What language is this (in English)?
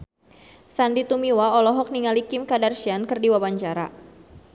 Sundanese